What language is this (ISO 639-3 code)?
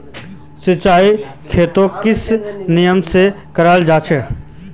mag